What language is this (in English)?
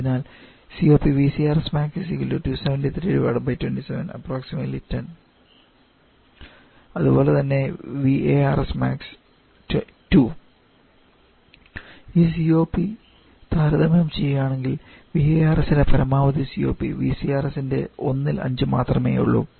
Malayalam